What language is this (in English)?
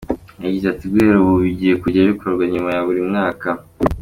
Kinyarwanda